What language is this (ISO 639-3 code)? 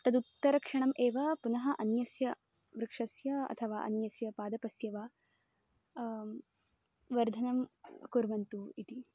san